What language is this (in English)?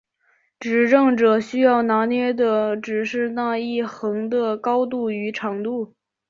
Chinese